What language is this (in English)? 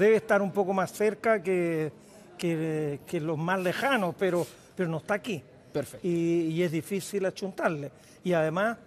Spanish